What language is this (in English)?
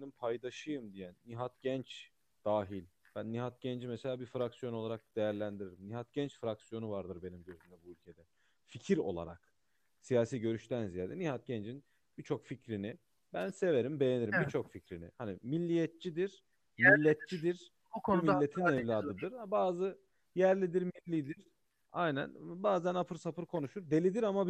Turkish